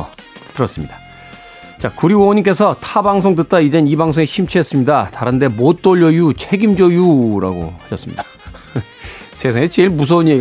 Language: Korean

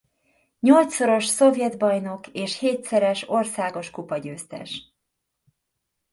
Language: Hungarian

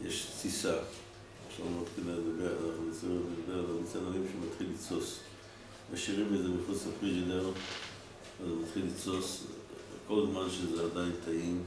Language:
Hebrew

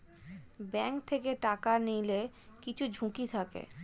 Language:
Bangla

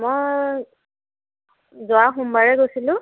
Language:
Assamese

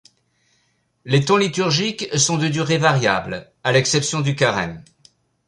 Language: French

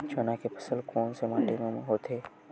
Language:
Chhattisgarhi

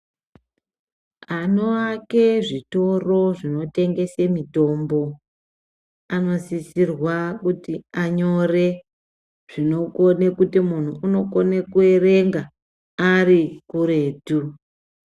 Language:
Ndau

